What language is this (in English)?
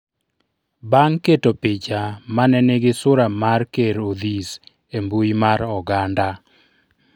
Luo (Kenya and Tanzania)